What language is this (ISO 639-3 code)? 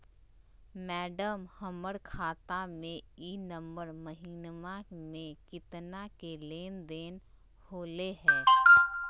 mag